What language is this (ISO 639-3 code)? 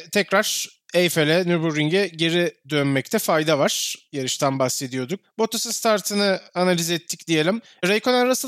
tur